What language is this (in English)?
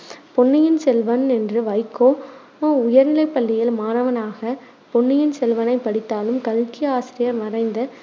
Tamil